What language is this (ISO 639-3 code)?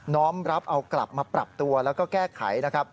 tha